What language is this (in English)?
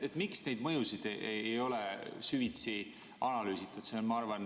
Estonian